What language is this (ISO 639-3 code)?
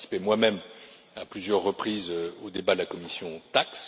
fra